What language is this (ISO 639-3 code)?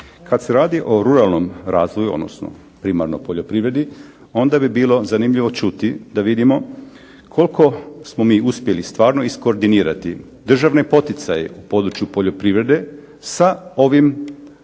hrv